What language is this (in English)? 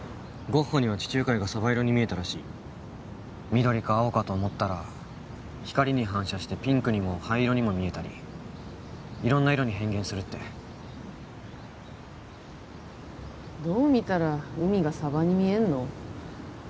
Japanese